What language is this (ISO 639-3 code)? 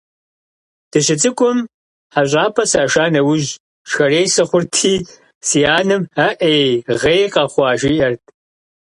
kbd